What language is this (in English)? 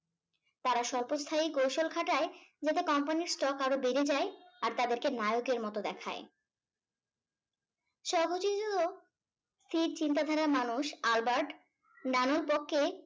Bangla